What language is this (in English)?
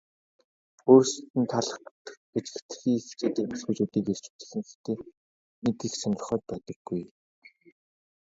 Mongolian